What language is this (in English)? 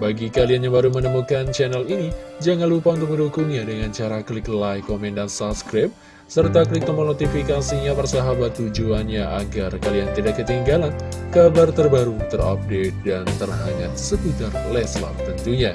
Indonesian